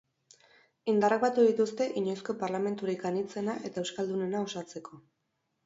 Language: Basque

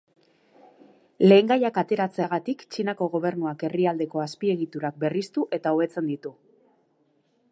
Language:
Basque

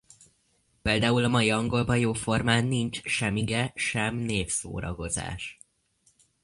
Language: Hungarian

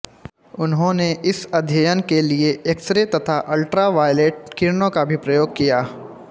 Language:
Hindi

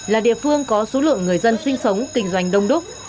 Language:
Vietnamese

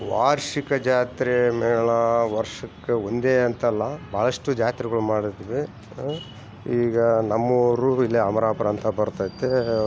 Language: Kannada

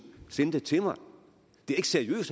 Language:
Danish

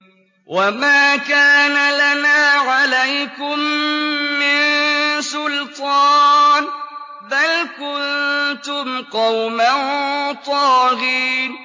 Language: Arabic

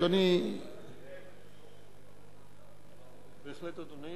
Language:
Hebrew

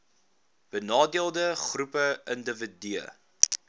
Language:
Afrikaans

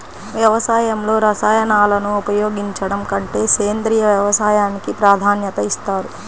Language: Telugu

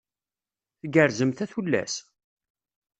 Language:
Kabyle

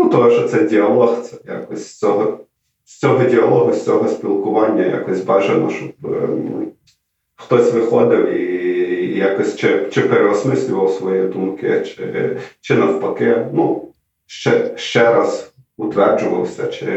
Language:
Ukrainian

